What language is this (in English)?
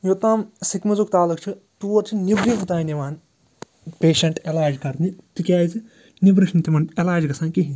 Kashmiri